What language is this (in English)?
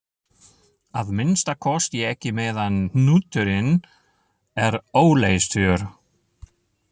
Icelandic